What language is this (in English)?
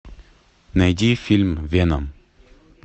Russian